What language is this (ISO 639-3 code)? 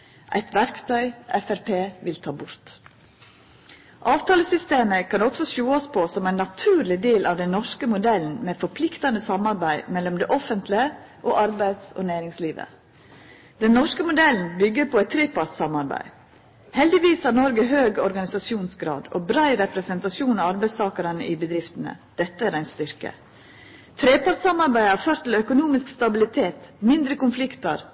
nno